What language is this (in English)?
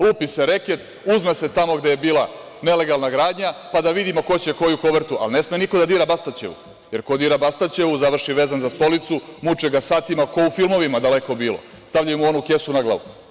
Serbian